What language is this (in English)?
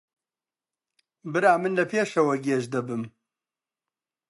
Central Kurdish